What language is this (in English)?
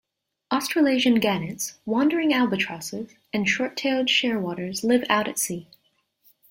English